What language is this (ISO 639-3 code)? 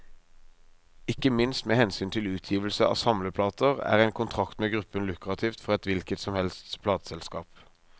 nor